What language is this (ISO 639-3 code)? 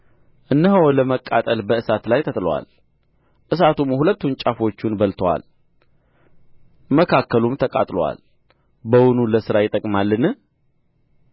amh